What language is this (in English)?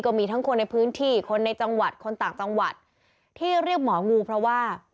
Thai